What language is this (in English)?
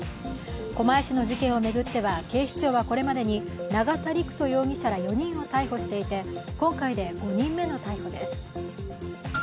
Japanese